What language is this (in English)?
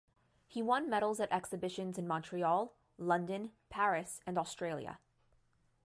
English